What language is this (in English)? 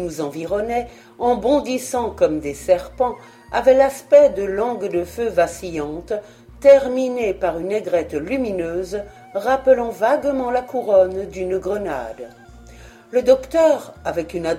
French